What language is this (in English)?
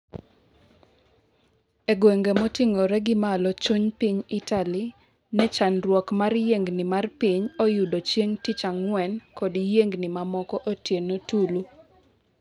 Luo (Kenya and Tanzania)